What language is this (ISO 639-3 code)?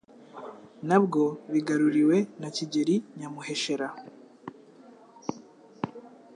kin